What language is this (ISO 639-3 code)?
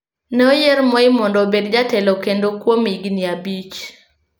luo